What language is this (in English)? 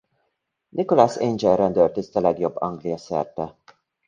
Hungarian